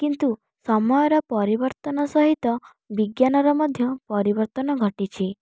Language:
Odia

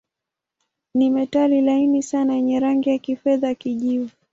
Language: Swahili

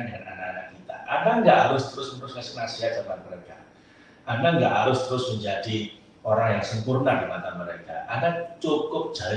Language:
Indonesian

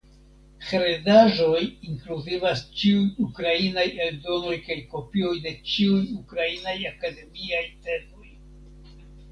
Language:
Esperanto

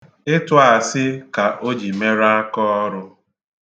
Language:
Igbo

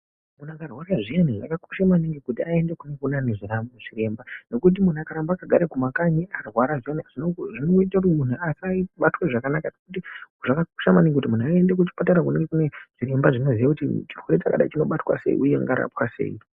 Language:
Ndau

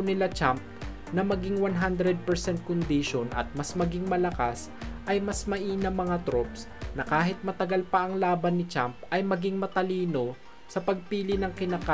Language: Filipino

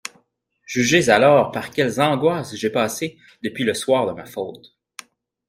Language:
French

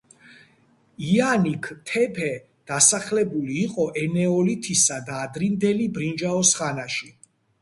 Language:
Georgian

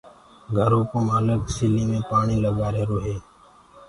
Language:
Gurgula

